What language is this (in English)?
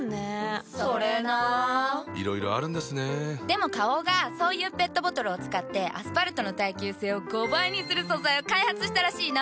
Japanese